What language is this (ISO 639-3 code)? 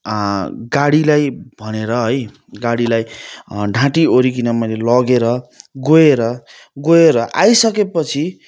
nep